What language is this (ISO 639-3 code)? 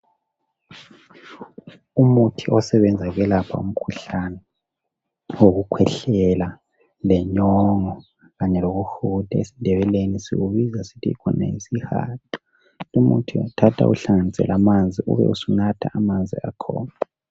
nde